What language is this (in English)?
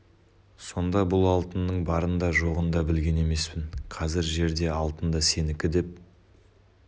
Kazakh